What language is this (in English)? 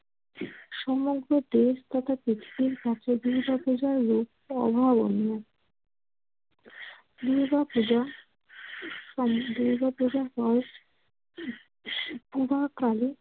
Bangla